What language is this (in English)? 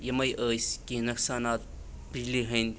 Kashmiri